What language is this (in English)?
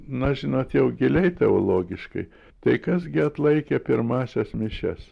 Lithuanian